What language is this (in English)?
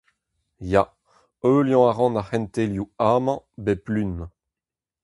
Breton